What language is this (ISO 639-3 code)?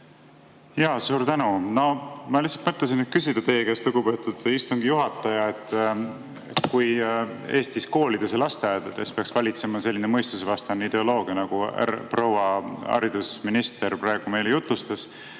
est